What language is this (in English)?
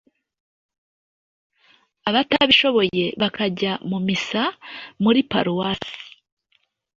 Kinyarwanda